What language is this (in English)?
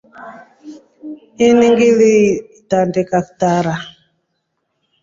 Rombo